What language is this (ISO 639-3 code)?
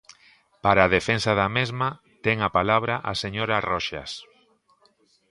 glg